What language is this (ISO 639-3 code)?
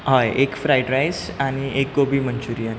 kok